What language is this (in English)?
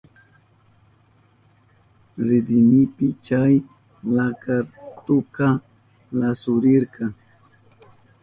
Southern Pastaza Quechua